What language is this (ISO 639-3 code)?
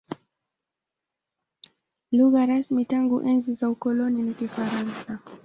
swa